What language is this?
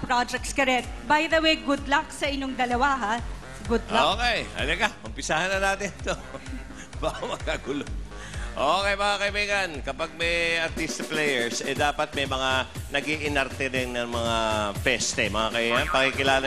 Filipino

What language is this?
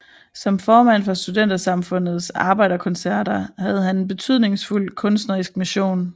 Danish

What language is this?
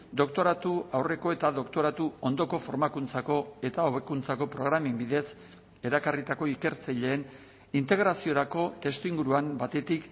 Basque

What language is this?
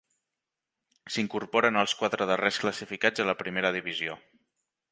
Catalan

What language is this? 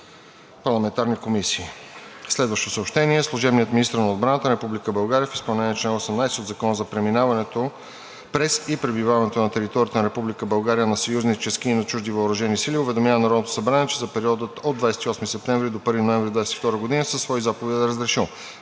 Bulgarian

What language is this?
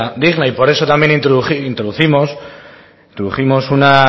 Spanish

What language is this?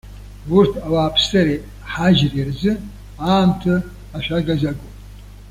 Abkhazian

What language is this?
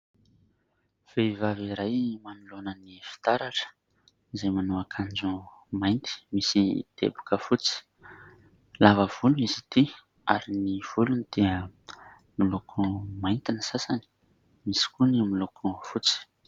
Malagasy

